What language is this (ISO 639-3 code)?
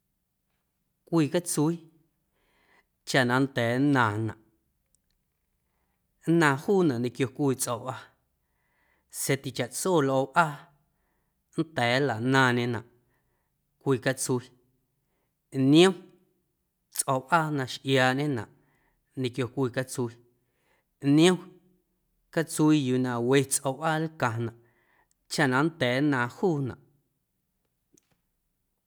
amu